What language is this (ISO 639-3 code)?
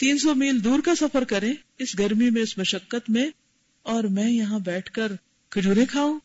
urd